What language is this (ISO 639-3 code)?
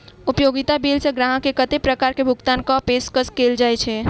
mai